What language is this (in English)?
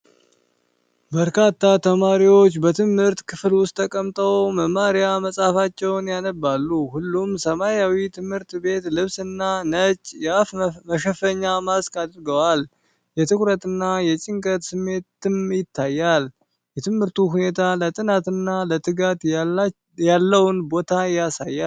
Amharic